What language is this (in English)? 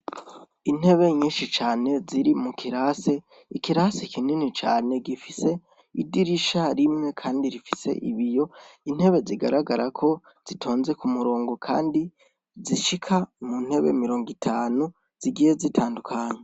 Rundi